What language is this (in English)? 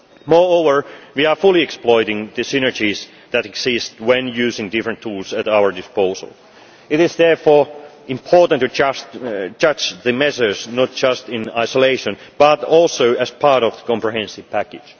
English